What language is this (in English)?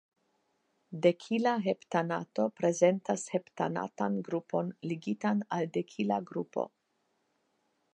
Esperanto